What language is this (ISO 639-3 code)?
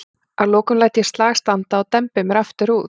isl